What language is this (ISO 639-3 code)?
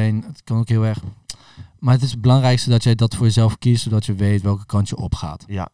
nld